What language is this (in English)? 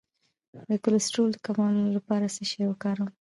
Pashto